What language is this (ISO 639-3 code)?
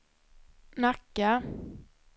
swe